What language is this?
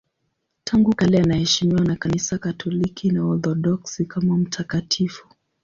Swahili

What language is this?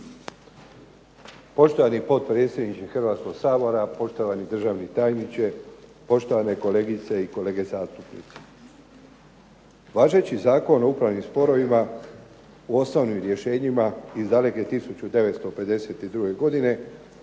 Croatian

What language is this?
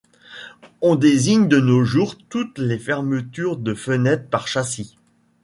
French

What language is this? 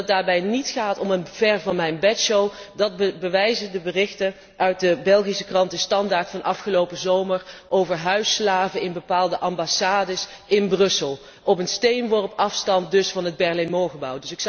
Dutch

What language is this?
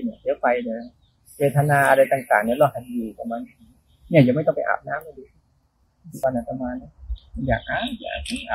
Thai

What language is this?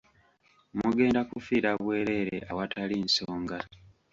Ganda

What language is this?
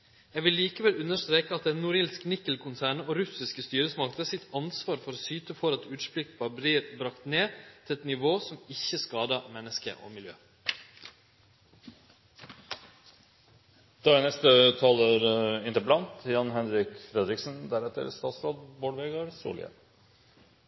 Norwegian Nynorsk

